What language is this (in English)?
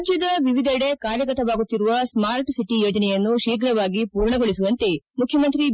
Kannada